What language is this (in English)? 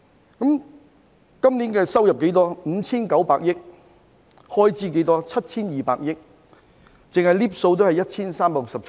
Cantonese